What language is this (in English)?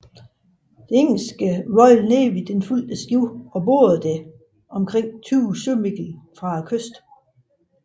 Danish